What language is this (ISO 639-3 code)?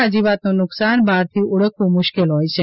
guj